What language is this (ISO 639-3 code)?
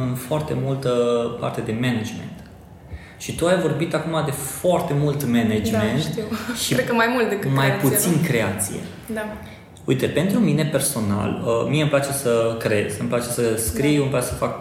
ron